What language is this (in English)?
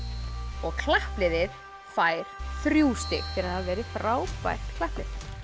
Icelandic